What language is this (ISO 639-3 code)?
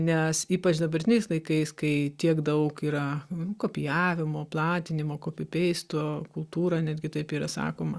lit